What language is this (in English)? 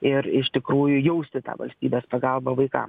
Lithuanian